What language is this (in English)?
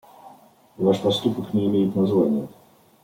Russian